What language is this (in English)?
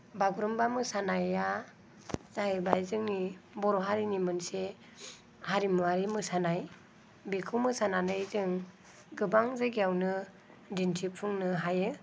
Bodo